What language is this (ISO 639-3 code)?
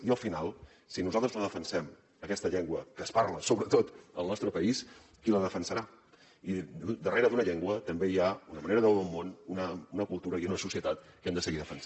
cat